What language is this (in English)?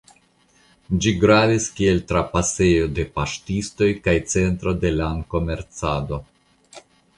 Esperanto